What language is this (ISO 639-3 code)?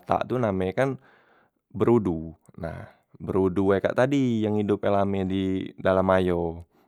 mui